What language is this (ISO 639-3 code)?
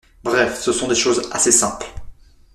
fra